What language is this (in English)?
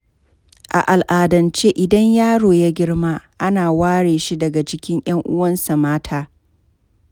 Hausa